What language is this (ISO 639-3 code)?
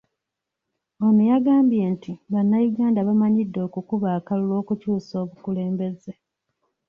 lug